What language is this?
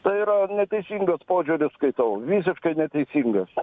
Lithuanian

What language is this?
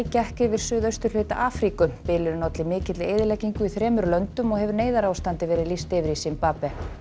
Icelandic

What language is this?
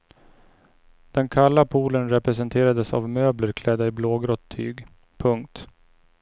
Swedish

